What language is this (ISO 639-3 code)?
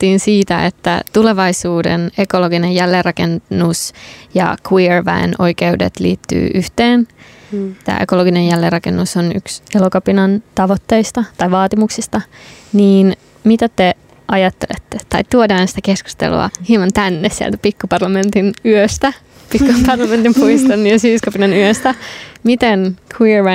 fin